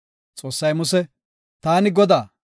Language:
Gofa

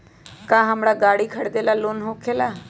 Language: Magahi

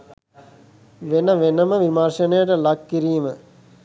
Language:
Sinhala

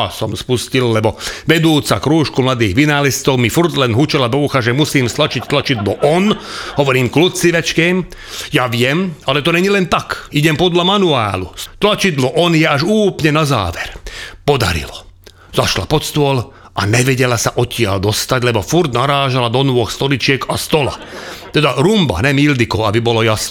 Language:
Slovak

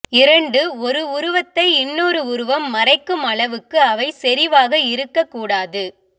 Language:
Tamil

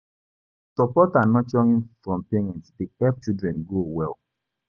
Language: Nigerian Pidgin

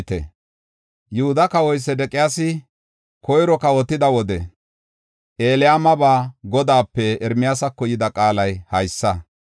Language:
Gofa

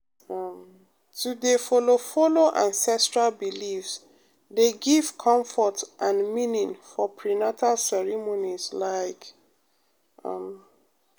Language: Nigerian Pidgin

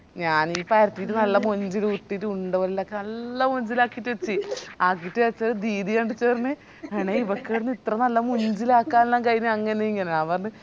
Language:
Malayalam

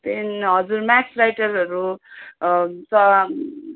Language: Nepali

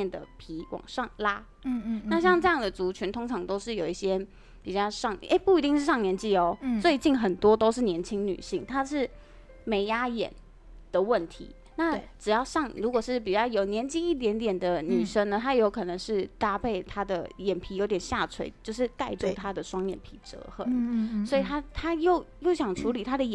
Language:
Chinese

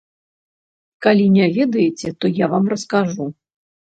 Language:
Belarusian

